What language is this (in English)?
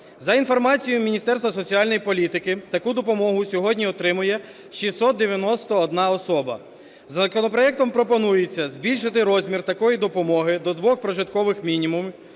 Ukrainian